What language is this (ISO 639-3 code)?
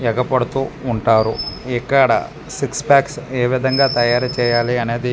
tel